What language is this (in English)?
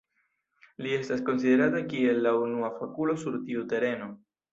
Esperanto